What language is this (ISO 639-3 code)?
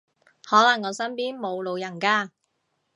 yue